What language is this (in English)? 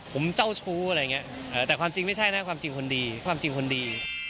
Thai